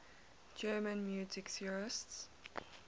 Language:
English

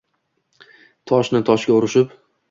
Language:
Uzbek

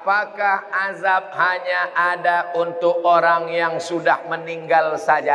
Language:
Indonesian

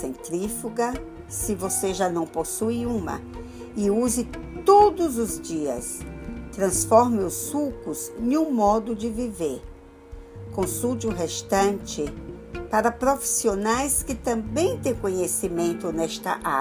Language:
Portuguese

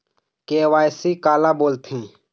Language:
Chhattisgarhi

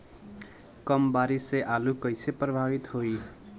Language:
Bhojpuri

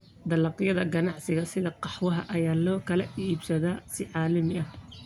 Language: Somali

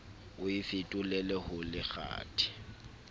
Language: Southern Sotho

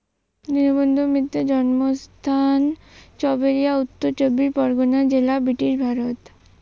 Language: Bangla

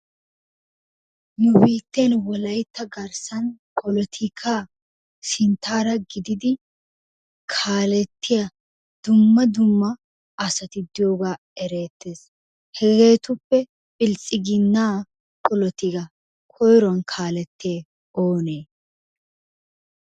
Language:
Wolaytta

